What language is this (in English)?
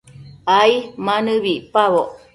Matsés